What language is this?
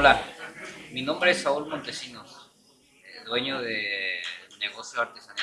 Spanish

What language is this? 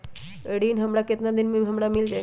Magahi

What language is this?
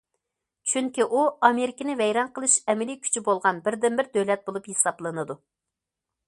Uyghur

